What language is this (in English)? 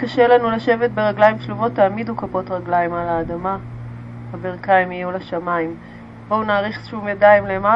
Hebrew